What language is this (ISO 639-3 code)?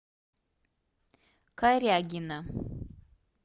rus